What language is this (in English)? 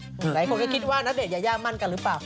Thai